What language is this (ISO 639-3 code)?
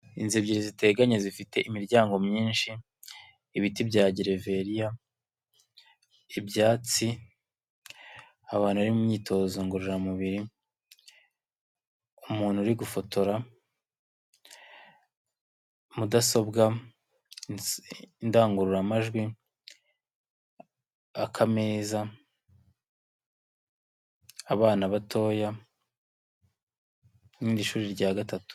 kin